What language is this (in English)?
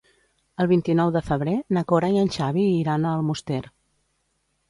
Catalan